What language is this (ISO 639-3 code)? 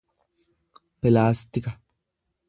orm